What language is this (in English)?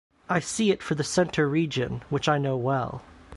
English